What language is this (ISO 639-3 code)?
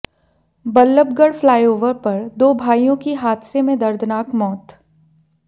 hin